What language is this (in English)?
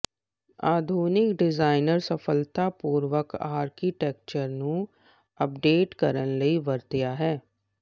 Punjabi